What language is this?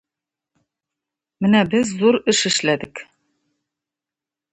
Tatar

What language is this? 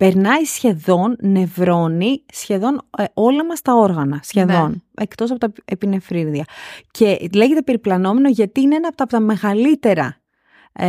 Greek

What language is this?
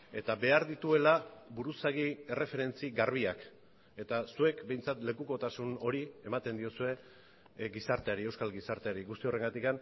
Basque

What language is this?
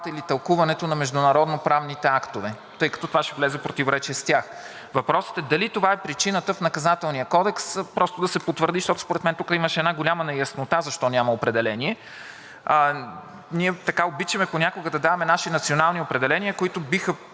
Bulgarian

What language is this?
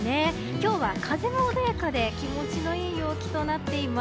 Japanese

